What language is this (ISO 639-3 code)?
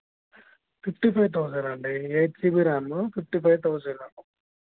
tel